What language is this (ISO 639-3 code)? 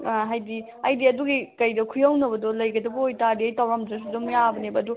mni